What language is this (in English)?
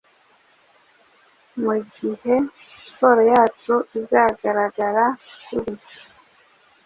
Kinyarwanda